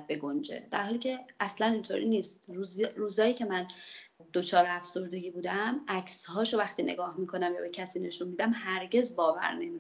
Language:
Persian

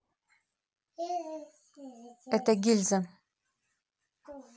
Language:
Russian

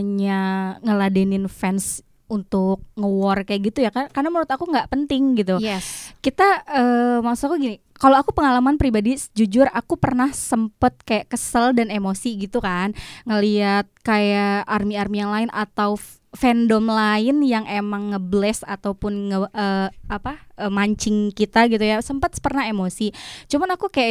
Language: Indonesian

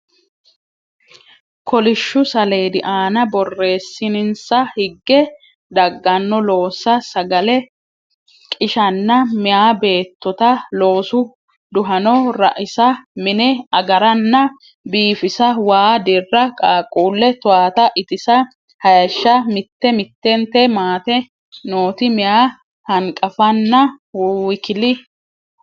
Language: Sidamo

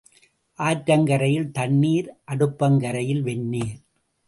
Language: Tamil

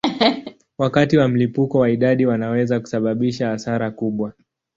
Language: Swahili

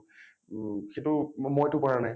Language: Assamese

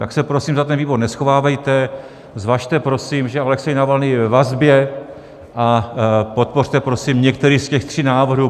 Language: Czech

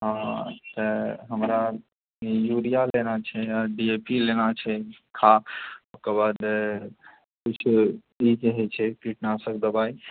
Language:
Maithili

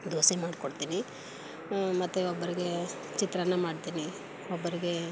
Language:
Kannada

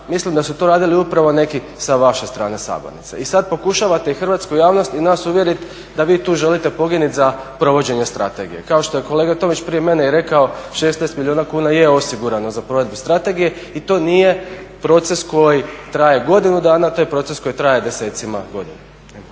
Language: Croatian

